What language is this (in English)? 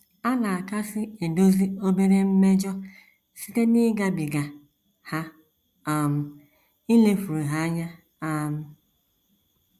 Igbo